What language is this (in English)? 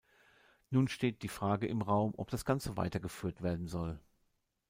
German